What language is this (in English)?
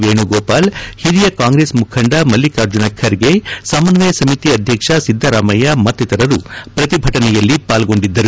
Kannada